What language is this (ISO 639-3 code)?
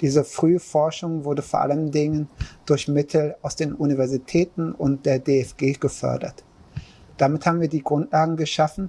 deu